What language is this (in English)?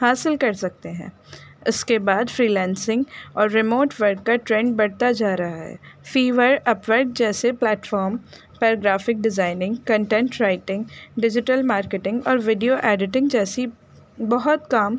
Urdu